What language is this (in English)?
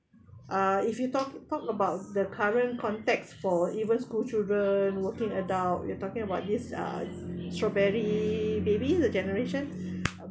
English